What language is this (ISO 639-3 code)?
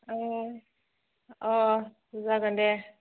brx